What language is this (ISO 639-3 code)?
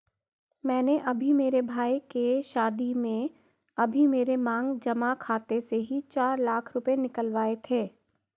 hin